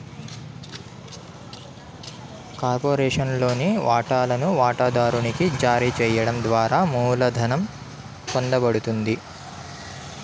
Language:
Telugu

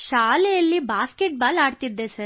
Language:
Kannada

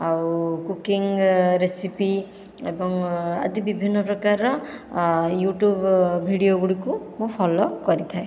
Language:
Odia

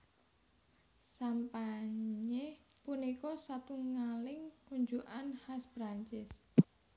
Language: Javanese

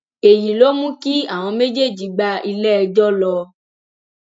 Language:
Yoruba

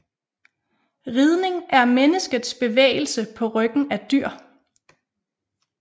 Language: Danish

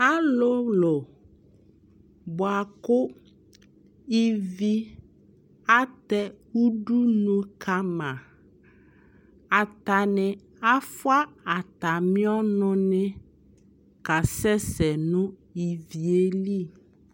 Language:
Ikposo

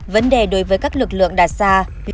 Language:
Vietnamese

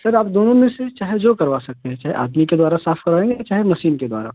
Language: Hindi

